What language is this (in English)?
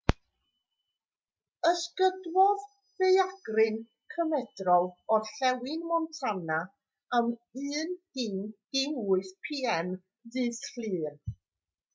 Welsh